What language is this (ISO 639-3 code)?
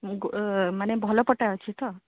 ori